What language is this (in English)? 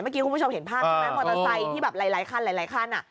Thai